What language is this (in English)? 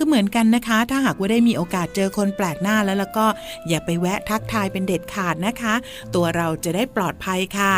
Thai